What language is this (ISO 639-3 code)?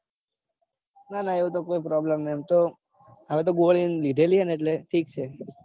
guj